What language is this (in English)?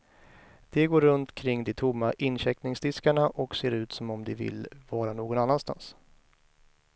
Swedish